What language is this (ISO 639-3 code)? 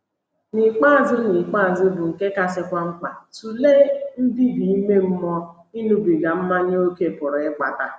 ibo